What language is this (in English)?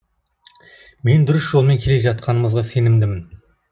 Kazakh